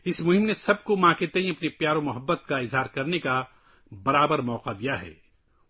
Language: Urdu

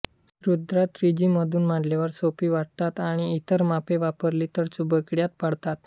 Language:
Marathi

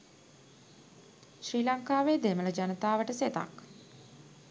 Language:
Sinhala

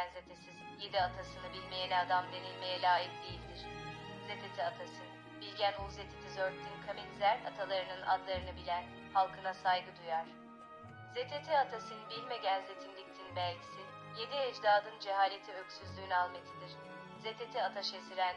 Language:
Turkish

